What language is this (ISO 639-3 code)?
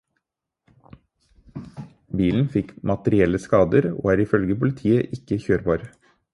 nob